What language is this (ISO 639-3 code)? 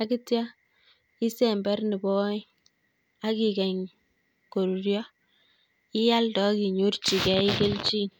kln